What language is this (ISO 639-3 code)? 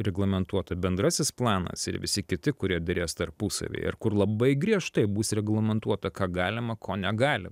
lit